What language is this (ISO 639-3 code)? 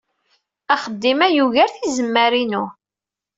kab